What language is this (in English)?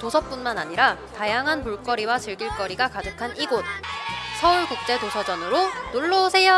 Korean